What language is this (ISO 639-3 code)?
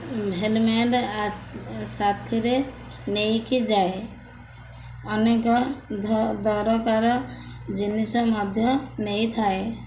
ori